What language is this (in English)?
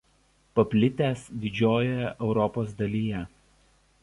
Lithuanian